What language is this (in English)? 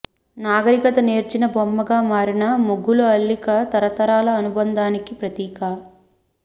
Telugu